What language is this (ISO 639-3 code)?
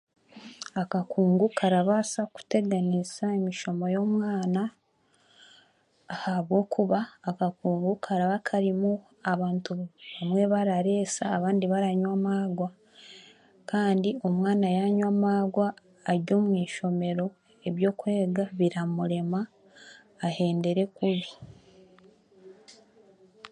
cgg